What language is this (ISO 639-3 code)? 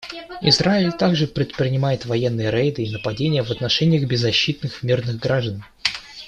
rus